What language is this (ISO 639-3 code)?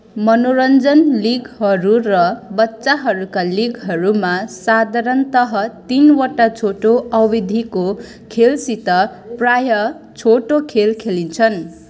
nep